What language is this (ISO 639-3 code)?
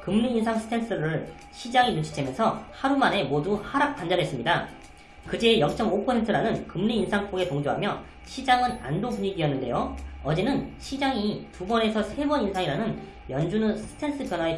kor